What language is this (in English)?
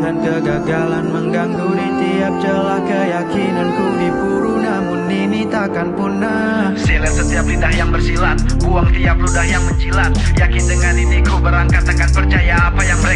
Indonesian